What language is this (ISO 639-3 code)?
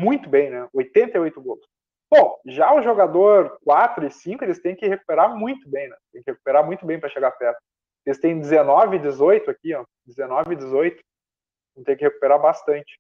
por